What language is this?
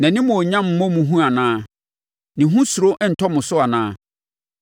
Akan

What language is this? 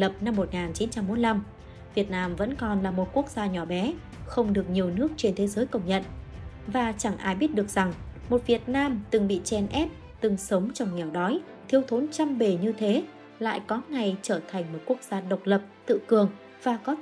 Vietnamese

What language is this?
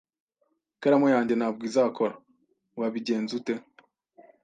Kinyarwanda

